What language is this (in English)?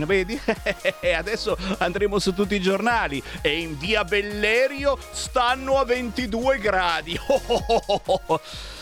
Italian